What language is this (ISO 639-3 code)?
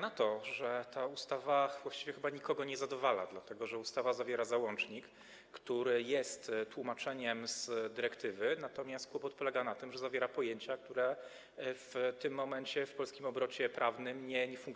pol